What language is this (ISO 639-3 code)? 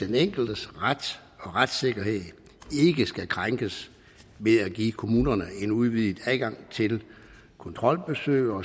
dan